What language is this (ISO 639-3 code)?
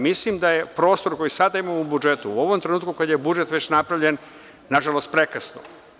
srp